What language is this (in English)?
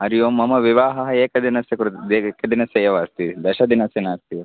Sanskrit